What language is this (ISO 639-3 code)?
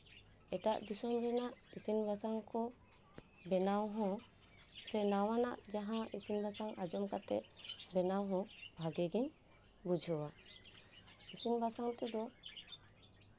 sat